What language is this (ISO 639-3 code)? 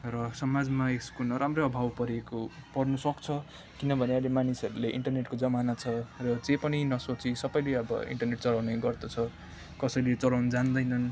nep